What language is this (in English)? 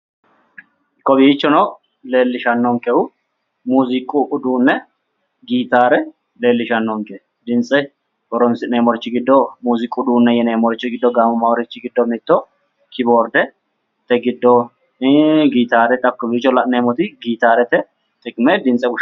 Sidamo